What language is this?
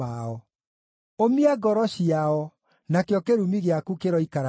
Kikuyu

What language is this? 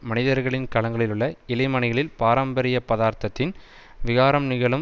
Tamil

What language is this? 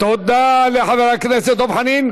Hebrew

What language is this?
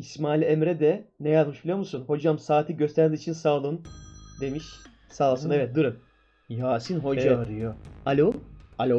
Turkish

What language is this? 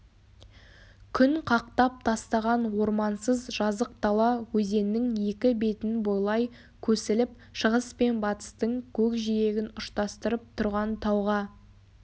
Kazakh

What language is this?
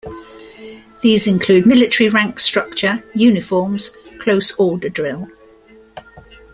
English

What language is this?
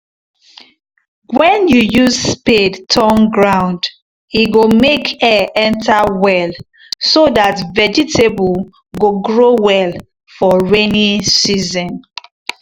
Nigerian Pidgin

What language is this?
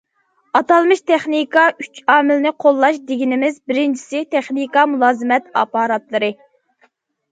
Uyghur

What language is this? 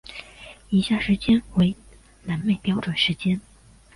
Chinese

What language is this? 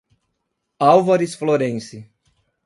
Portuguese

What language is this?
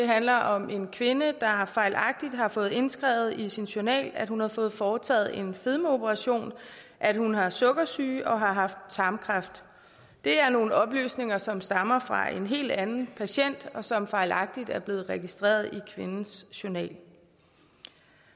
Danish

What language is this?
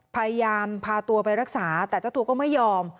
Thai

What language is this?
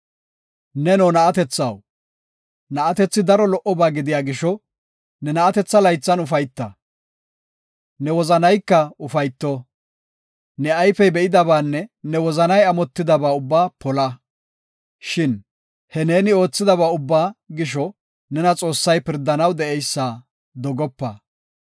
Gofa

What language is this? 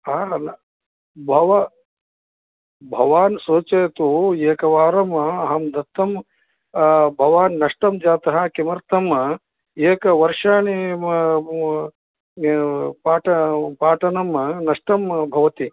Sanskrit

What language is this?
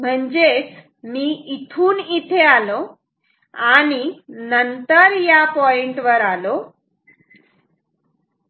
Marathi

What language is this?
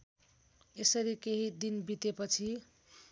Nepali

